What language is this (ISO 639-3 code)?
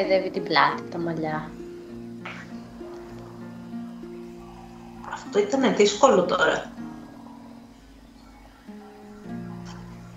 ell